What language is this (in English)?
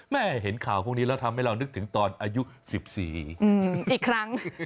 Thai